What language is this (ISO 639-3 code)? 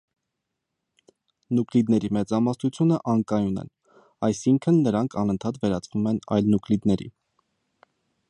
hye